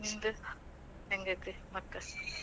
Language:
Kannada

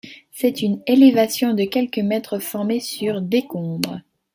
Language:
French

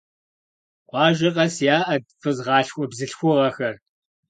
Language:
Kabardian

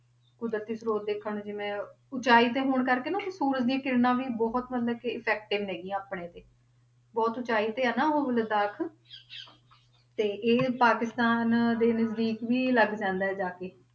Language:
Punjabi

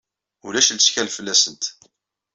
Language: Kabyle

